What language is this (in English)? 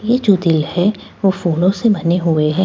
Hindi